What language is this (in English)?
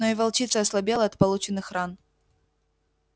Russian